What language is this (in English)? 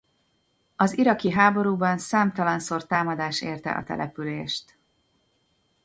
Hungarian